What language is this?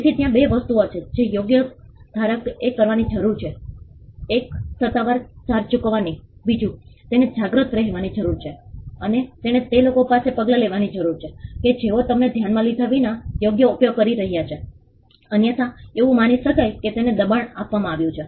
Gujarati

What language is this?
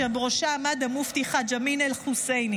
Hebrew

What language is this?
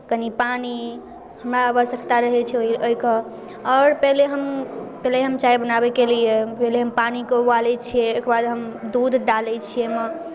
Maithili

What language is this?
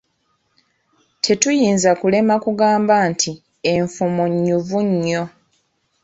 Ganda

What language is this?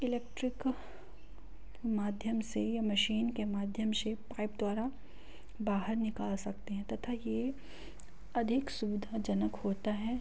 Hindi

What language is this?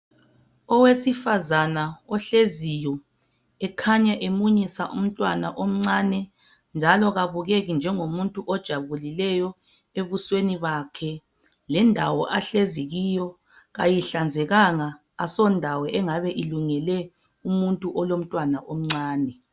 North Ndebele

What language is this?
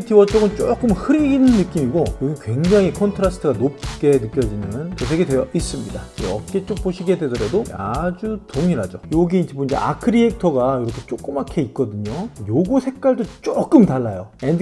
Korean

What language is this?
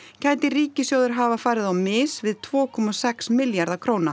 Icelandic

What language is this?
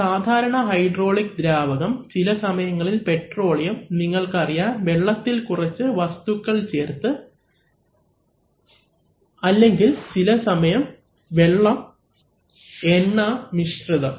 Malayalam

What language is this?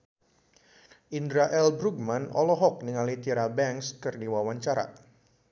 Sundanese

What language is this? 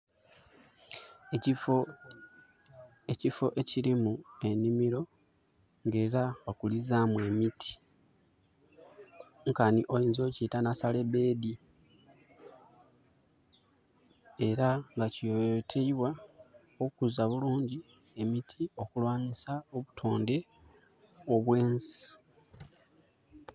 Soga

